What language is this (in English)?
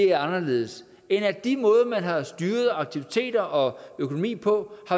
Danish